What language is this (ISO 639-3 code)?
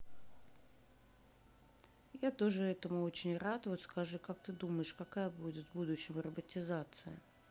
rus